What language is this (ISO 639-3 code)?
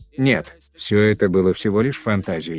rus